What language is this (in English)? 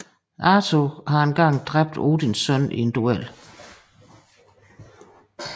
Danish